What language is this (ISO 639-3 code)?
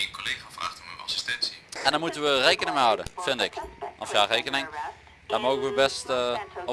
nld